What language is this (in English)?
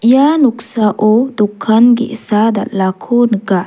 Garo